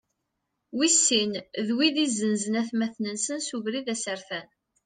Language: Kabyle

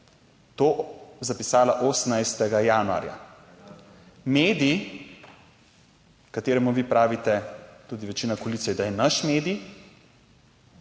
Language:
Slovenian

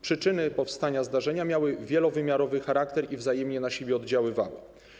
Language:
Polish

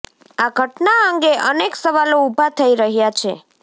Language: Gujarati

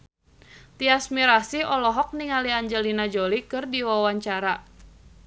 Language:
Sundanese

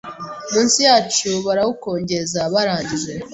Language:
Kinyarwanda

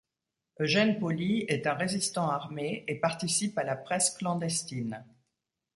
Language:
French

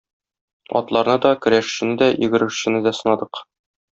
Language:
Tatar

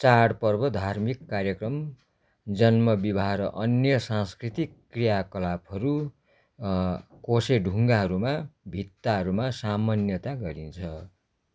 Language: Nepali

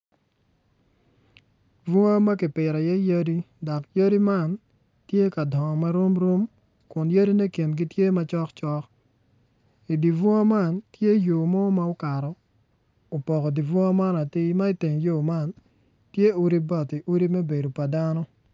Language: Acoli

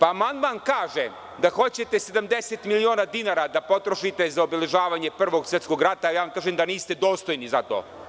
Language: Serbian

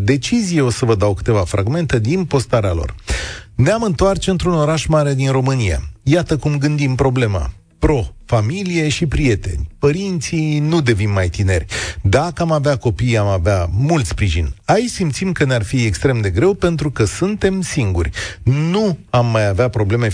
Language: Romanian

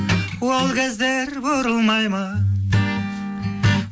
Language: Kazakh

